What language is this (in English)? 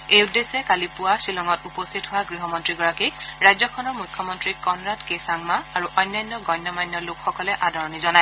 Assamese